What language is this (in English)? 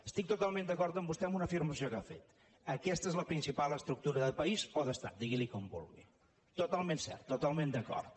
Catalan